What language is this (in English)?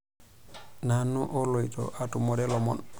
Masai